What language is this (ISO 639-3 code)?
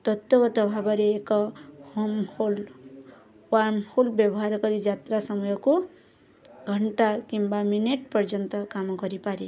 ori